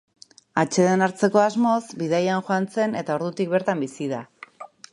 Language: Basque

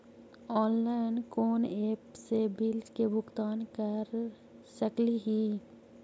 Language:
Magahi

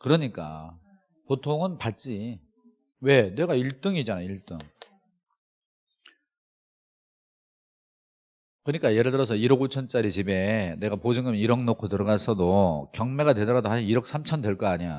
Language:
Korean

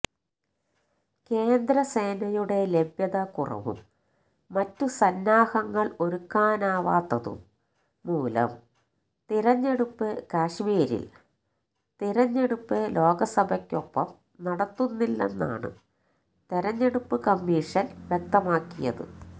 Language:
Malayalam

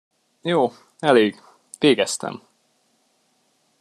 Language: Hungarian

